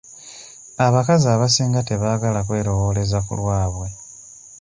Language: Ganda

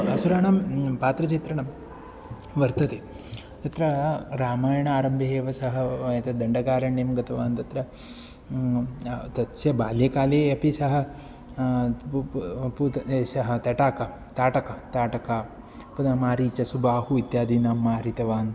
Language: Sanskrit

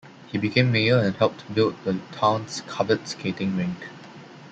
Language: English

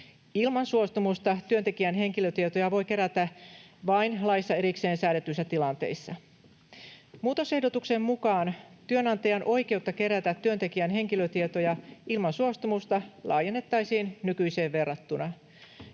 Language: Finnish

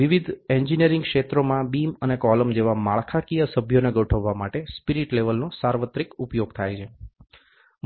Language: Gujarati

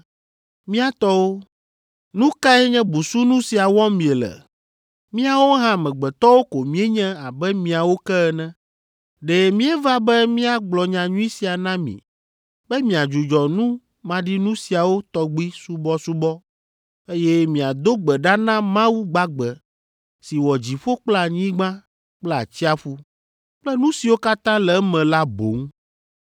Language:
Ewe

